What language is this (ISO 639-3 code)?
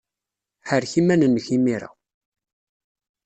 kab